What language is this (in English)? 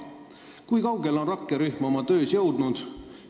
Estonian